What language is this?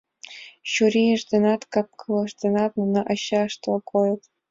Mari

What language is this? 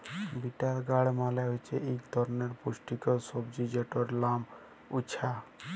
Bangla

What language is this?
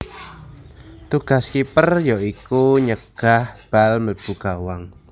Javanese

